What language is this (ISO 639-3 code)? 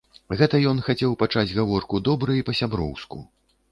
bel